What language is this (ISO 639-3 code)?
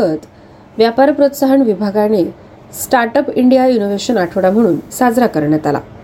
mar